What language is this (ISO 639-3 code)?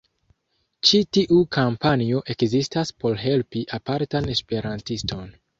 epo